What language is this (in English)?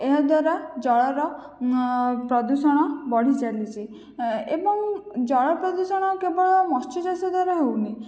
Odia